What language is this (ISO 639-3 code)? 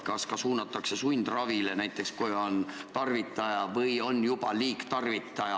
est